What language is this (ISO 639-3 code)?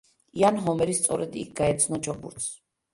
kat